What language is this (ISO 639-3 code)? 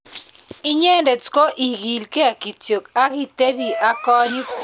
kln